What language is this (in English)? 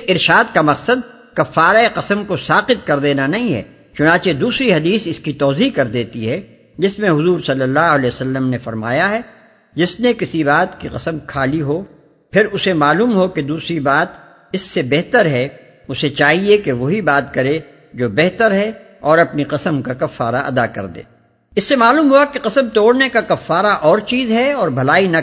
Urdu